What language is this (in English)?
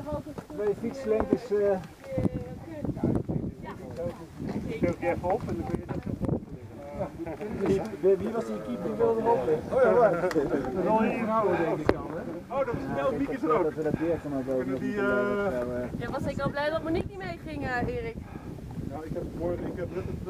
Dutch